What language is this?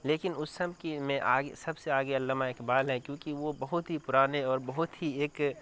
Urdu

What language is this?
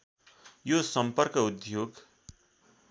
Nepali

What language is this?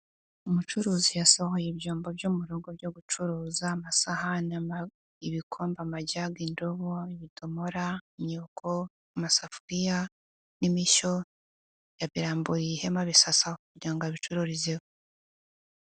Kinyarwanda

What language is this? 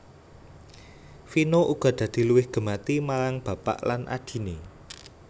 Javanese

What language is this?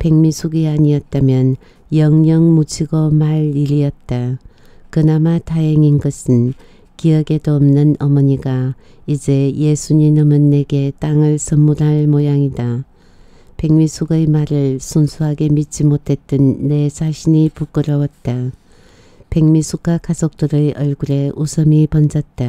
Korean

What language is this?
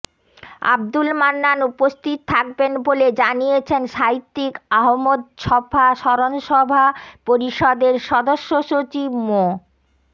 Bangla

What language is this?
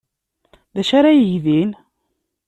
Kabyle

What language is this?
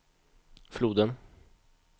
Swedish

